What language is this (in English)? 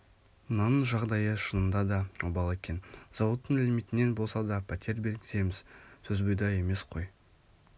Kazakh